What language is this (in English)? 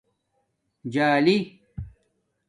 Domaaki